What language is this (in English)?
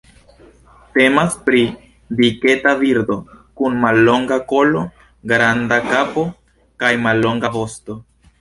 Esperanto